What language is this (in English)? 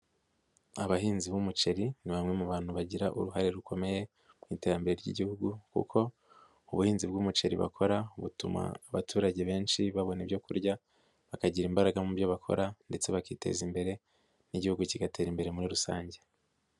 Kinyarwanda